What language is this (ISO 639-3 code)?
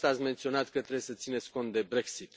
ron